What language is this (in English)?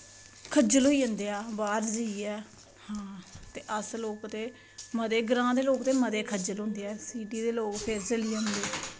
Dogri